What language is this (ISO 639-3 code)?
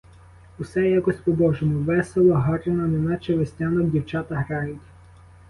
ukr